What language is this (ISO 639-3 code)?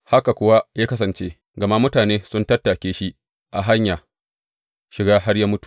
hau